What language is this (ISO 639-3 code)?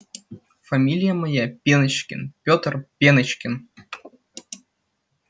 rus